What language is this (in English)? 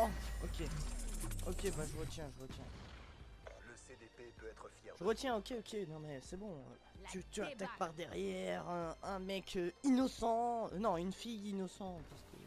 French